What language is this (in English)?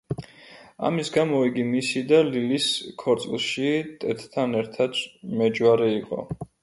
Georgian